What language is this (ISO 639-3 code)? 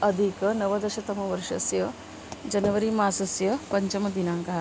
san